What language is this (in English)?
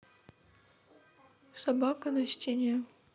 Russian